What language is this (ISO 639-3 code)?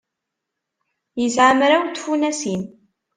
kab